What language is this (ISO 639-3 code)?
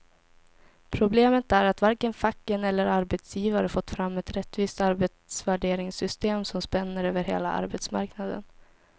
swe